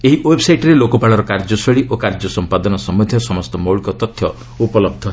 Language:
Odia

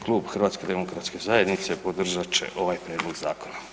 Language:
Croatian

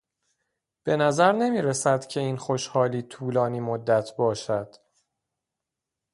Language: Persian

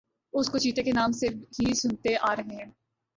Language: Urdu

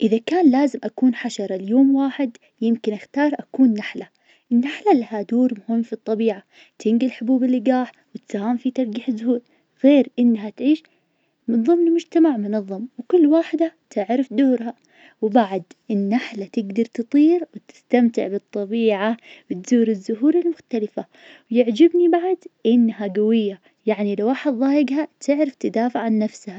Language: Najdi Arabic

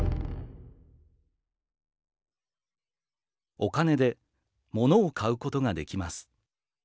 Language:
Japanese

